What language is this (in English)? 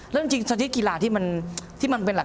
Thai